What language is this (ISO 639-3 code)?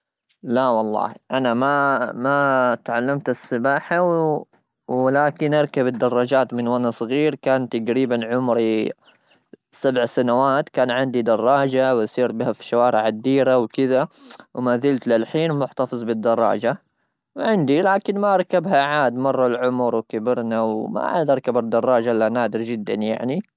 afb